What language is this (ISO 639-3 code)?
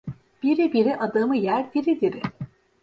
tur